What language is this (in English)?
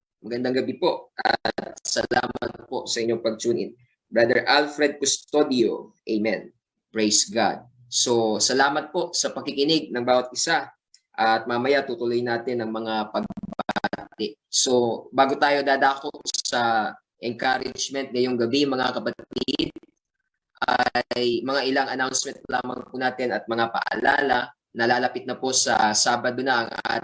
Filipino